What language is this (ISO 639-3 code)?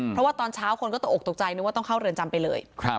tha